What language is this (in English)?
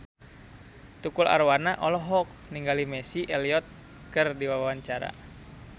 Sundanese